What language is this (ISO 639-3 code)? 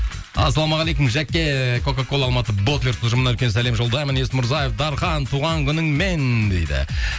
kaz